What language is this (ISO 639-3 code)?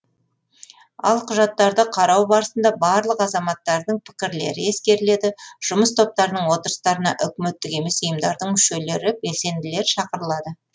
kaz